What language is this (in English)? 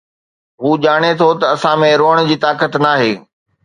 Sindhi